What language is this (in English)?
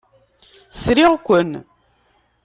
Kabyle